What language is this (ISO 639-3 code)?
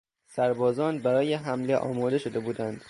fas